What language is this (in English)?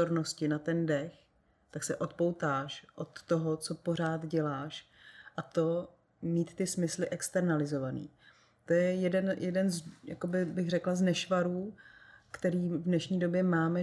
Czech